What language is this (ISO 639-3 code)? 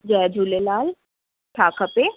snd